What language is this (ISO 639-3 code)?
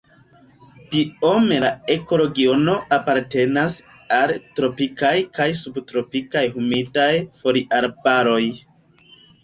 epo